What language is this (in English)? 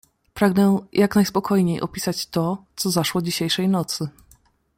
Polish